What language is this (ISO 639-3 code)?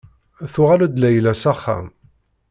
kab